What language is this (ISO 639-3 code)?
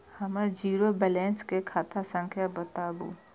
mai